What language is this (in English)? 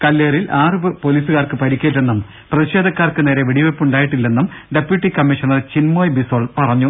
Malayalam